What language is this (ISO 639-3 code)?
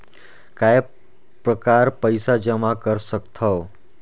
hne